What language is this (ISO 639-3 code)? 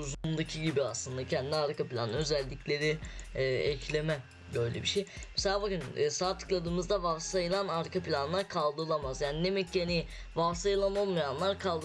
tur